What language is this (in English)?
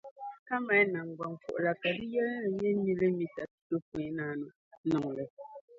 Dagbani